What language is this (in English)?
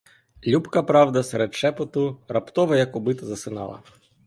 Ukrainian